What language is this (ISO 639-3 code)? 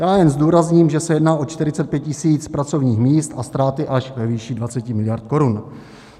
ces